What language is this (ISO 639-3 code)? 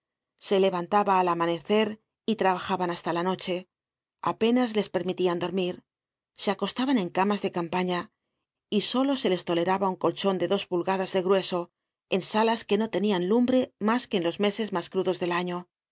spa